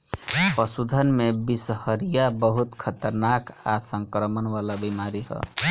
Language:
Bhojpuri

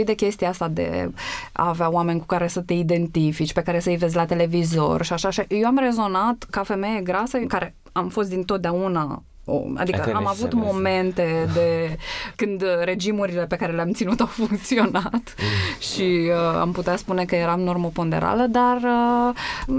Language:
Romanian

